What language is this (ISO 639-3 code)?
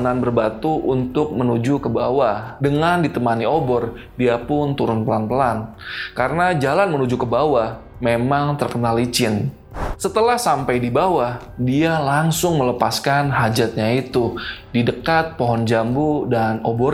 ind